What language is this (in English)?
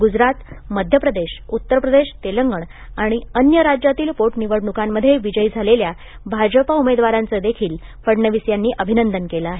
Marathi